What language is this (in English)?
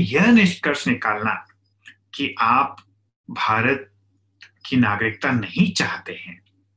Hindi